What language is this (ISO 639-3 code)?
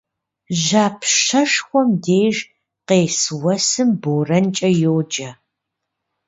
kbd